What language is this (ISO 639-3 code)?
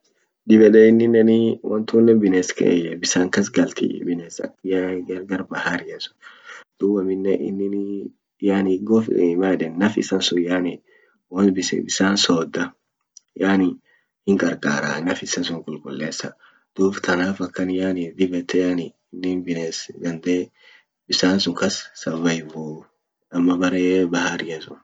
orc